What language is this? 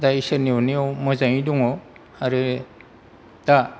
Bodo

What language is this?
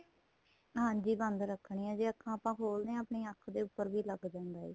Punjabi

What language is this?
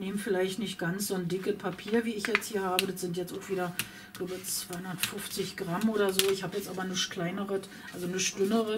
German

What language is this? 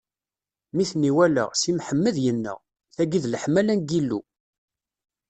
Kabyle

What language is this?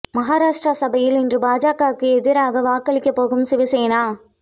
Tamil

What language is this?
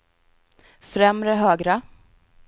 Swedish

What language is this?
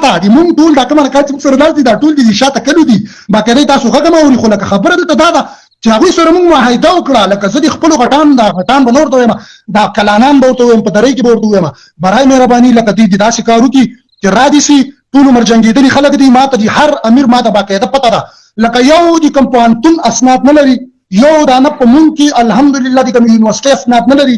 English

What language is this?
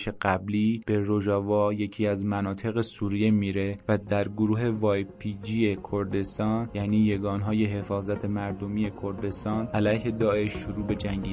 Persian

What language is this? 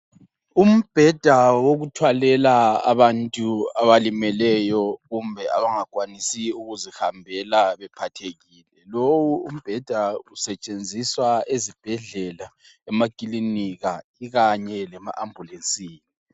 North Ndebele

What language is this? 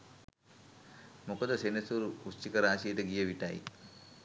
Sinhala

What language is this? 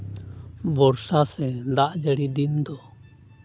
Santali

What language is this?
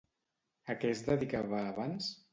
Catalan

